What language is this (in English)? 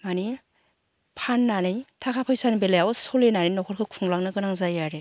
Bodo